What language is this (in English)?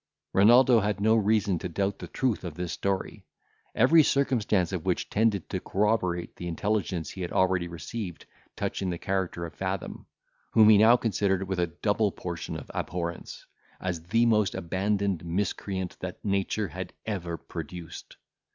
English